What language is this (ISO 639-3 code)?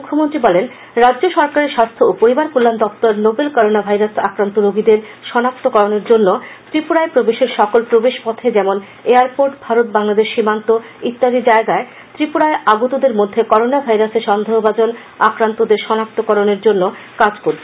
ben